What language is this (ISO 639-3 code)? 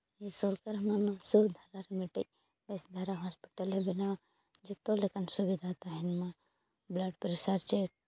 sat